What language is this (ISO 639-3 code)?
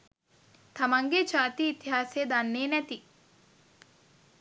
sin